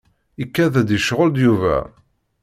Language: Kabyle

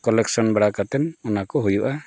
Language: Santali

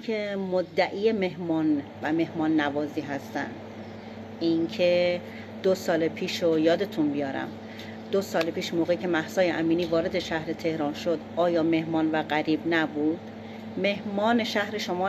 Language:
Persian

